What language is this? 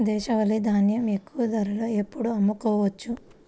Telugu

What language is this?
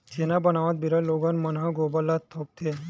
Chhattisgarhi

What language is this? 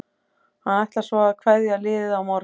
Icelandic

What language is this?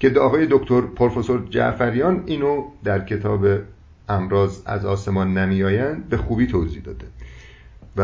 Persian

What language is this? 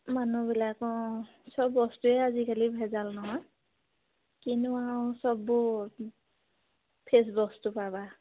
Assamese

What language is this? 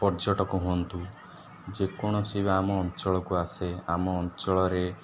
Odia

